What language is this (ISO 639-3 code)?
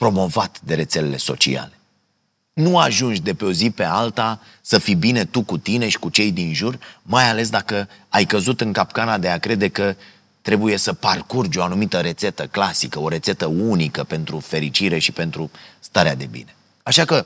ron